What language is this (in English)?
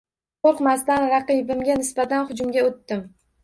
Uzbek